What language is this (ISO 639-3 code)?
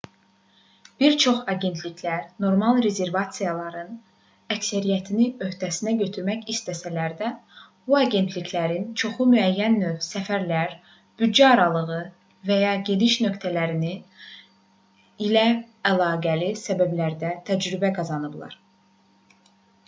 aze